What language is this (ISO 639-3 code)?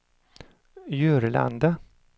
swe